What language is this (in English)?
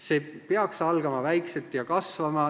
Estonian